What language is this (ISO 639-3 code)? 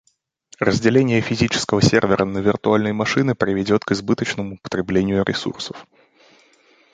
rus